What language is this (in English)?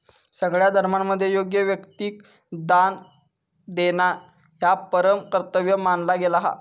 Marathi